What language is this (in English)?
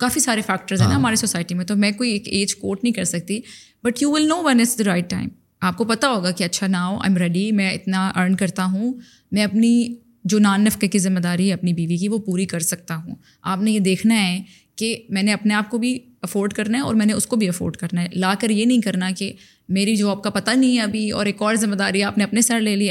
Urdu